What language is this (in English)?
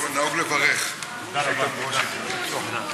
Hebrew